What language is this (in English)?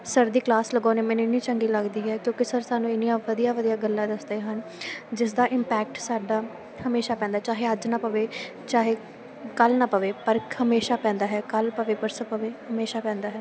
Punjabi